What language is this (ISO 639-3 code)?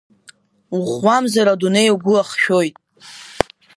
abk